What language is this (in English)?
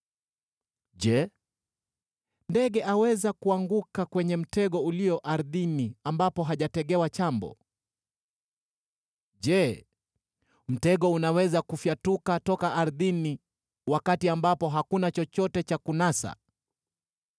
Swahili